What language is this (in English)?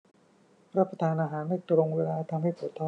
Thai